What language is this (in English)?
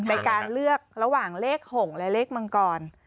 Thai